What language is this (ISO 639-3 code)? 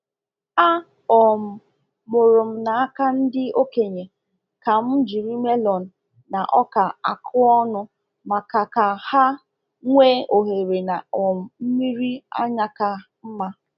ibo